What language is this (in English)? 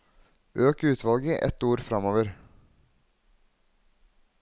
Norwegian